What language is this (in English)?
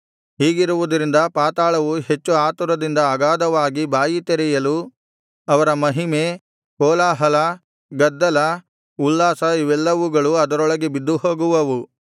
Kannada